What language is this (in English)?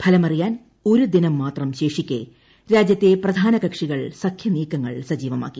Malayalam